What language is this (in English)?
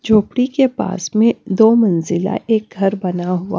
Hindi